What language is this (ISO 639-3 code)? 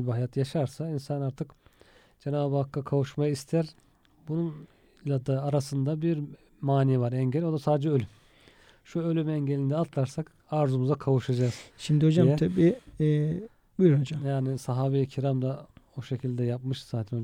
tur